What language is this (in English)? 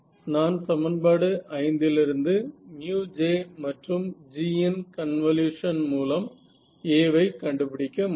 Tamil